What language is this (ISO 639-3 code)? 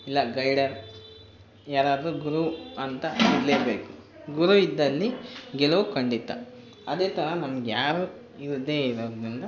kan